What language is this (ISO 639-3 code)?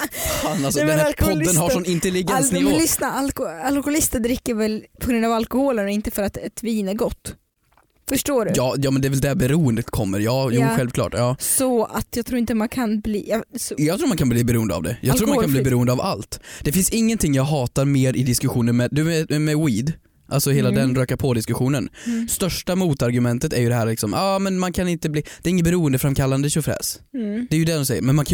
swe